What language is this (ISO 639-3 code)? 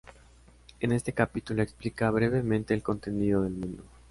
spa